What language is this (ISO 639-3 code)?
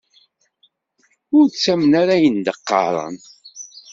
kab